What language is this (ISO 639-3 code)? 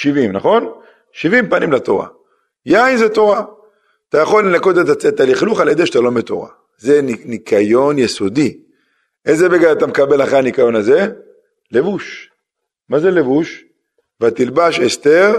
heb